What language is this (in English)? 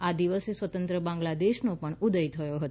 Gujarati